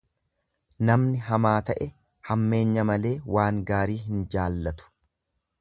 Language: Oromo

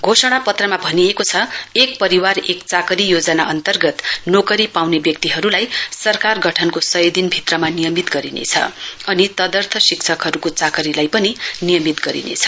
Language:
Nepali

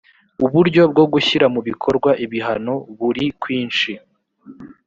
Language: Kinyarwanda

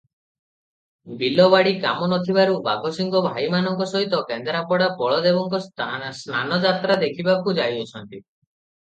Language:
Odia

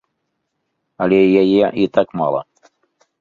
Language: Belarusian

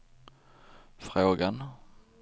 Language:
Swedish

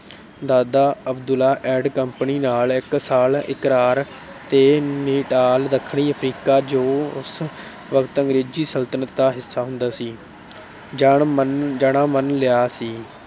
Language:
Punjabi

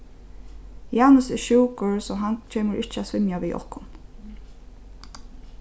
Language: Faroese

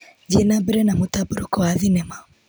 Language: Kikuyu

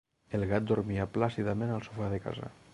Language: Catalan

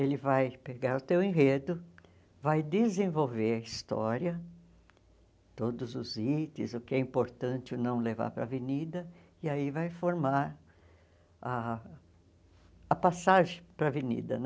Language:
Portuguese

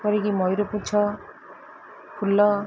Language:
Odia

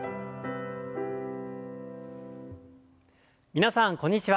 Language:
Japanese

